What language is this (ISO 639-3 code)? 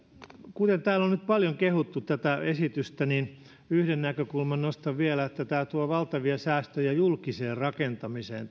fin